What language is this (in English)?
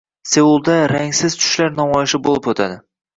Uzbek